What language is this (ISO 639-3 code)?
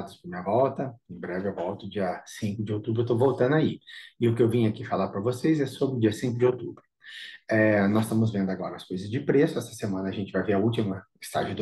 por